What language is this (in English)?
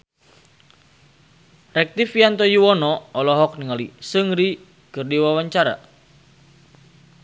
Sundanese